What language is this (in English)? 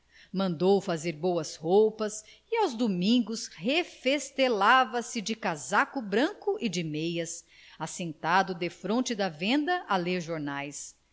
Portuguese